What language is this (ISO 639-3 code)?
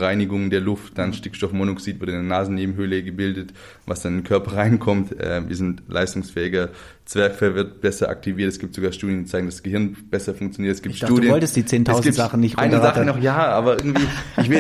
deu